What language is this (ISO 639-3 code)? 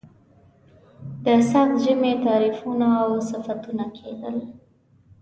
pus